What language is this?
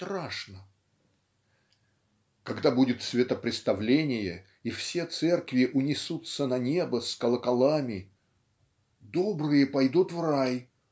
Russian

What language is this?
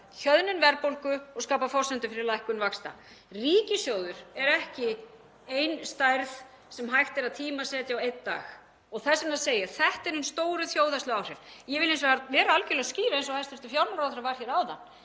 Icelandic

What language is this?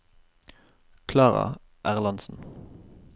Norwegian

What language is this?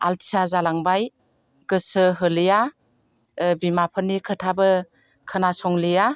Bodo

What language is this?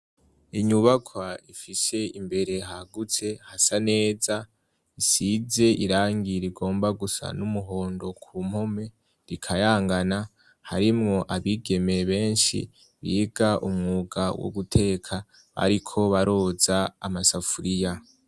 Rundi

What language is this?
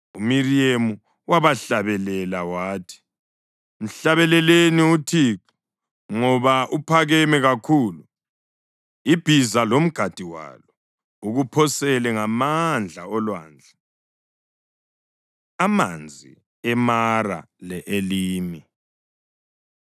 North Ndebele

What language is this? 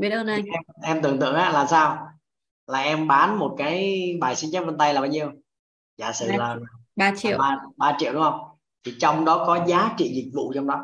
Vietnamese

